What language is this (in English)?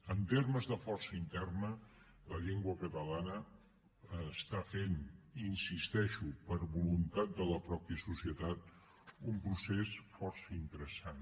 Catalan